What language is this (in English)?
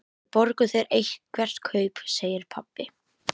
Icelandic